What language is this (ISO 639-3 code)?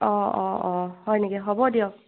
asm